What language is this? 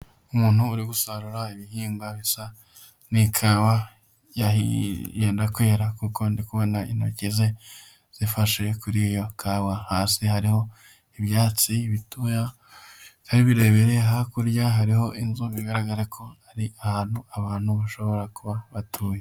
Kinyarwanda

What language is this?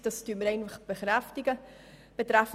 Swiss German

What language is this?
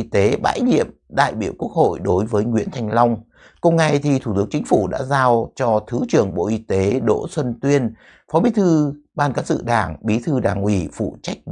Vietnamese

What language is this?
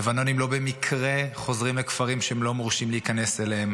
Hebrew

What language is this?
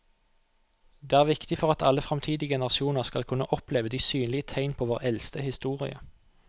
Norwegian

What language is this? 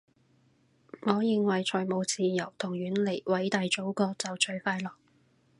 Cantonese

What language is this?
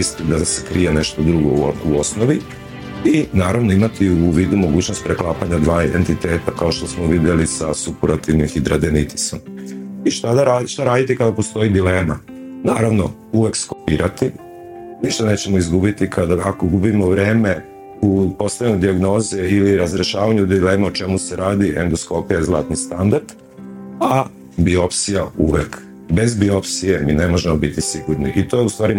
Croatian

